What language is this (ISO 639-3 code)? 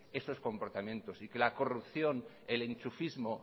spa